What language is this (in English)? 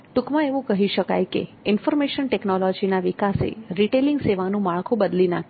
Gujarati